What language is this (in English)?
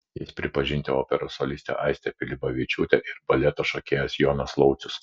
Lithuanian